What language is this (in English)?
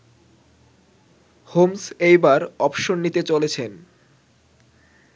Bangla